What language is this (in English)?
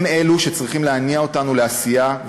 Hebrew